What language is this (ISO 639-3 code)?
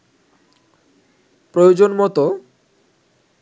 ben